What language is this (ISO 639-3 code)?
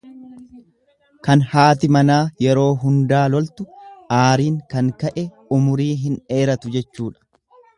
orm